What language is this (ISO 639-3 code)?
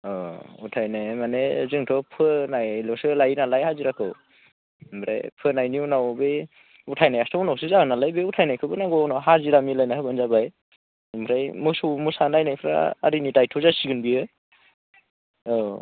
brx